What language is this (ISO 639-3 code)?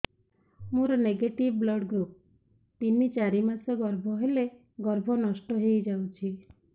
ori